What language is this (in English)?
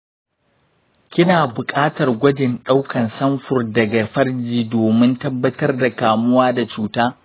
Hausa